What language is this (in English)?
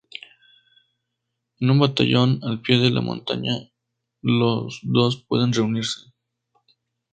Spanish